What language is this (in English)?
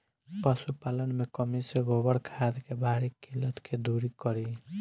Bhojpuri